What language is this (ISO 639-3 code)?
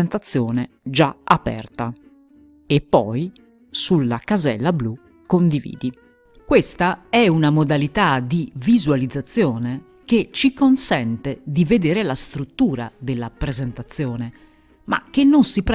ita